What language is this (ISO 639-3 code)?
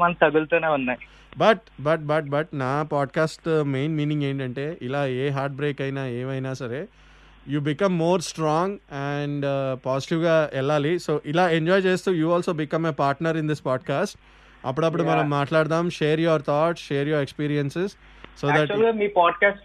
tel